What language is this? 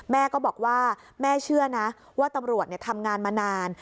Thai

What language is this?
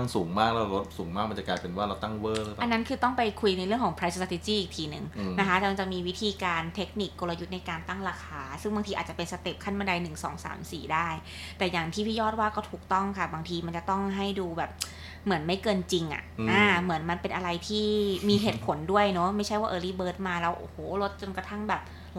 Thai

